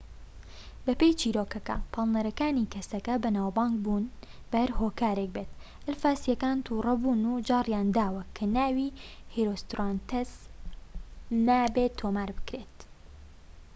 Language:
Central Kurdish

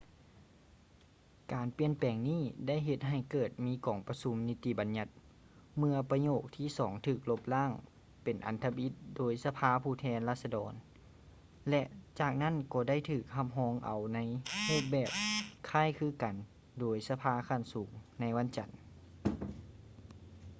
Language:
Lao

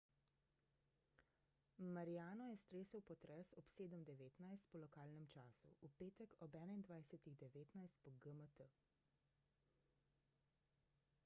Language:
Slovenian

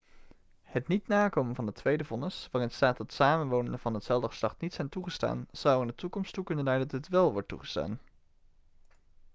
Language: Dutch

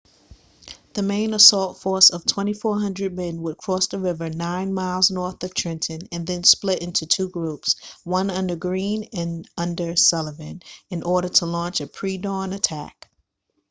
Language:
English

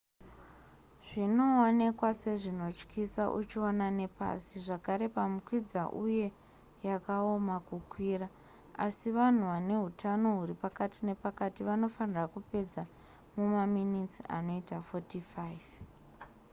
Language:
Shona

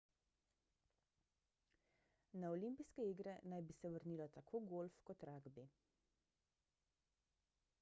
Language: Slovenian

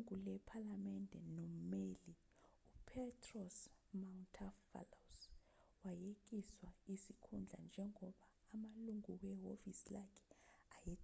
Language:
Zulu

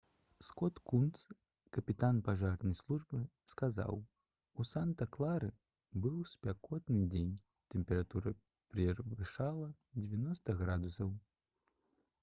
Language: Belarusian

